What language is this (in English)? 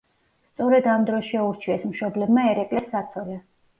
Georgian